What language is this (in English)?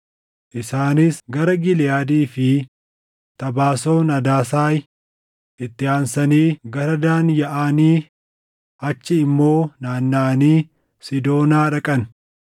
Oromo